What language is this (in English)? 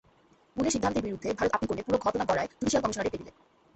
Bangla